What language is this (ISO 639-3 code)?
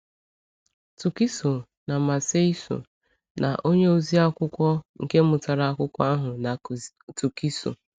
ibo